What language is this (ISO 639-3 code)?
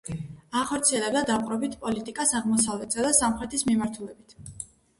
kat